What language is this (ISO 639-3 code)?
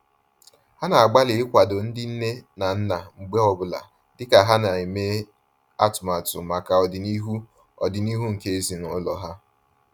ibo